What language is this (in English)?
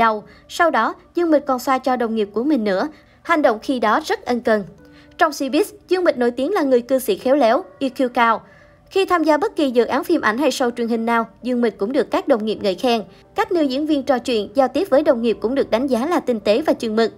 Vietnamese